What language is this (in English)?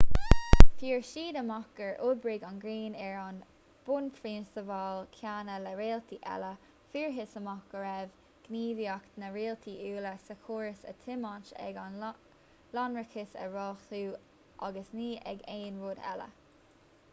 Irish